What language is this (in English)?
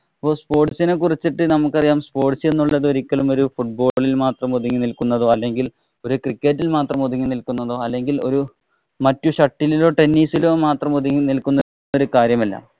Malayalam